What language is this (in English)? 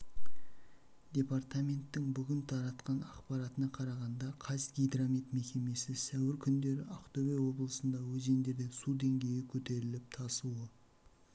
Kazakh